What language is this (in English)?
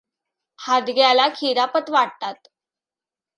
Marathi